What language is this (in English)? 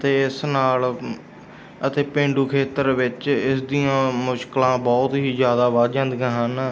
Punjabi